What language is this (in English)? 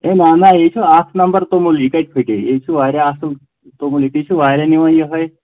Kashmiri